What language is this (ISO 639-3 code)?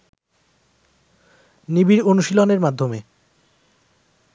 ben